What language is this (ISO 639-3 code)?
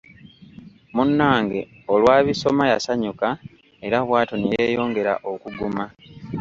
lug